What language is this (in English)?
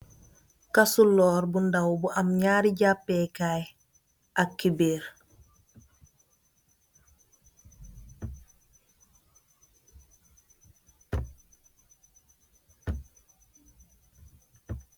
Wolof